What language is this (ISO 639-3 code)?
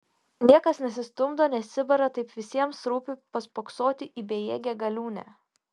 lit